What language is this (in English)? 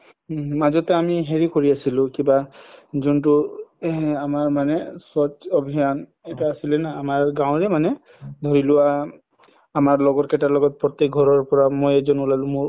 Assamese